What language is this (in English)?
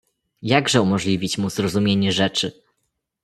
Polish